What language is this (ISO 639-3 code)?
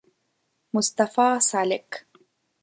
pus